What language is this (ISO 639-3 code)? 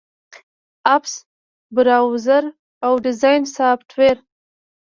pus